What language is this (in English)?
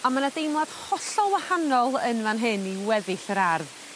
Welsh